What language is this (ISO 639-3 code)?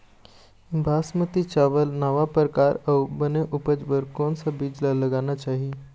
hne